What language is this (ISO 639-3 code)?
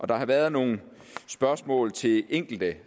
dan